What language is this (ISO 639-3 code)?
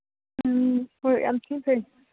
mni